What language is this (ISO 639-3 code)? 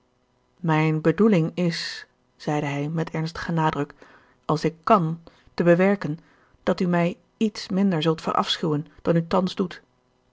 nld